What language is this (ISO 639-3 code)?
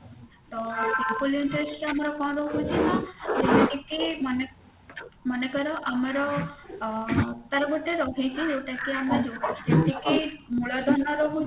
ori